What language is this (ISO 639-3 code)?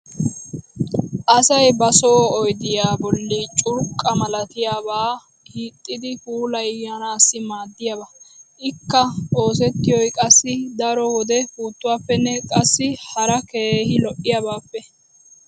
wal